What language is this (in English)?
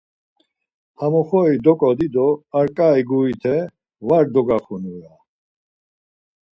Laz